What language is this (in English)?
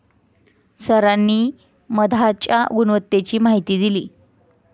Marathi